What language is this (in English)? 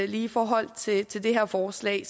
Danish